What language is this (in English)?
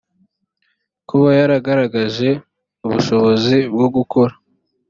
Kinyarwanda